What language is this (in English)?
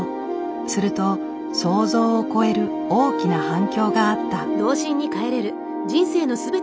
Japanese